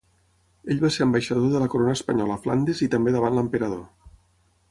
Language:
Catalan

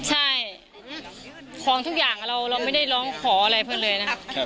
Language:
Thai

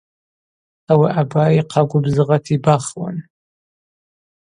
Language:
Abaza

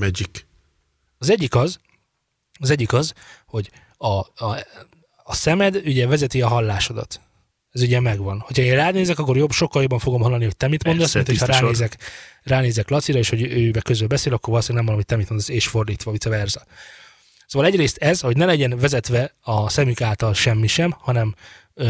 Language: Hungarian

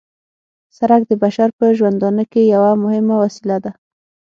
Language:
Pashto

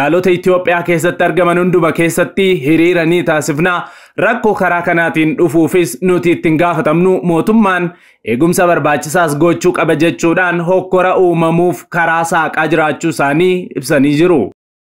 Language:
Arabic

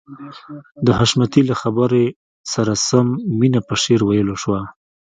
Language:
Pashto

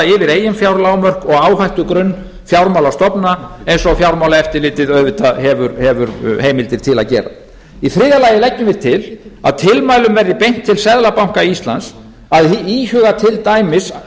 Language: Icelandic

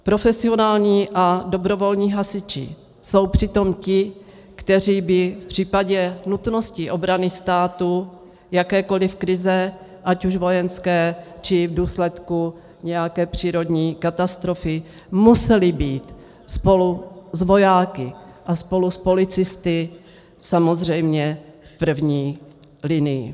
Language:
Czech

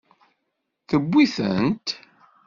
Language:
Kabyle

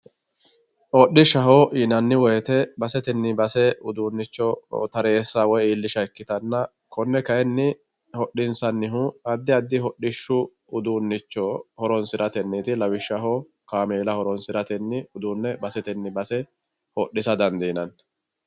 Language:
Sidamo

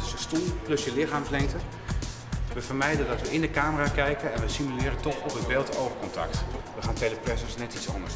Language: Dutch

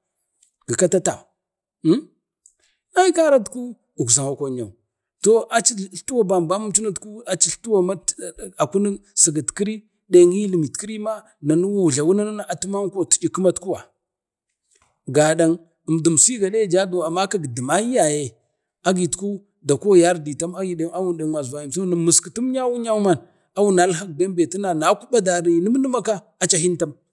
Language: Bade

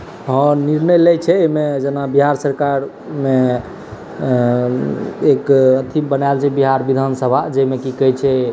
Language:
Maithili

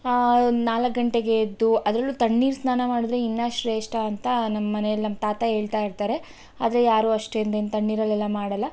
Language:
Kannada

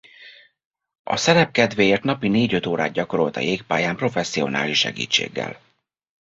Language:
Hungarian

